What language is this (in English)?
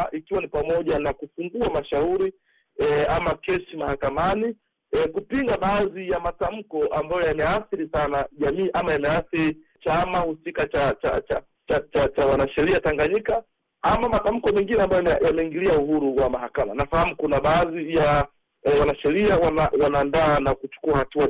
Swahili